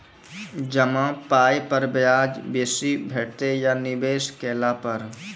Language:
Maithili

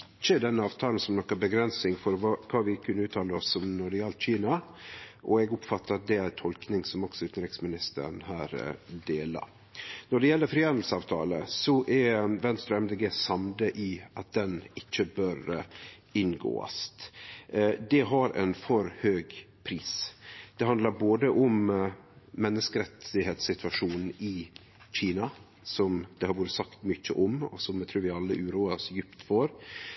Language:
Norwegian Nynorsk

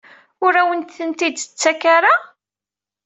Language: Kabyle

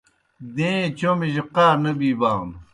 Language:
Kohistani Shina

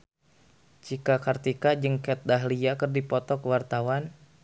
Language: Sundanese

